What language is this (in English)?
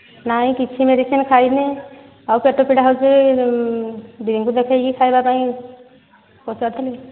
Odia